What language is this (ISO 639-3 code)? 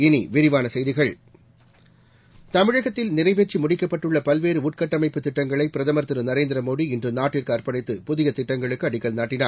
tam